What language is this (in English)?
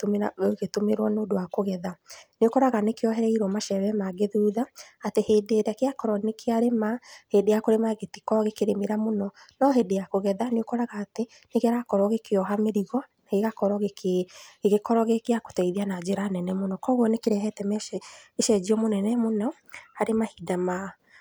Kikuyu